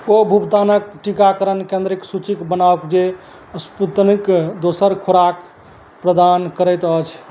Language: Maithili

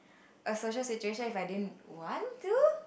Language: English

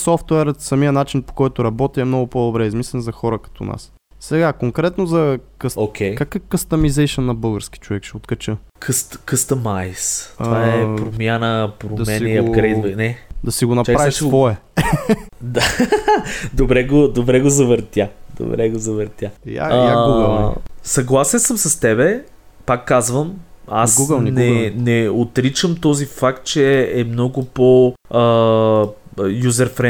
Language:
Bulgarian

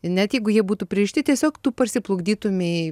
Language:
Lithuanian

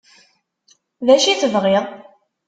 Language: Kabyle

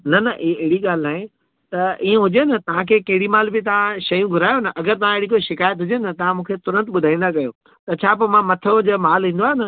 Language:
Sindhi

